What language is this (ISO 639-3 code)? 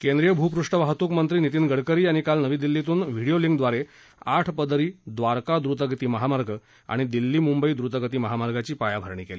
mar